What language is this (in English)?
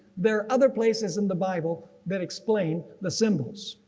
English